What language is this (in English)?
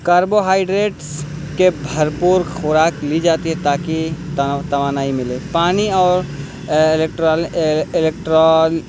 Urdu